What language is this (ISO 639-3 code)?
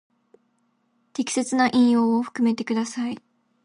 jpn